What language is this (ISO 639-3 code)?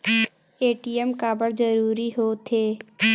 hne